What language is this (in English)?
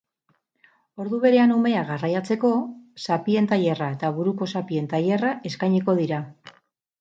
Basque